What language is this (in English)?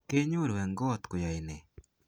Kalenjin